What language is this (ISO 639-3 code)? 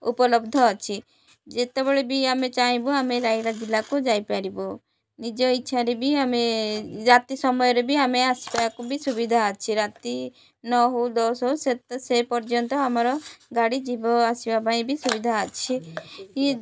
ori